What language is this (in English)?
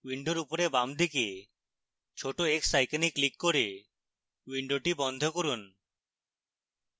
Bangla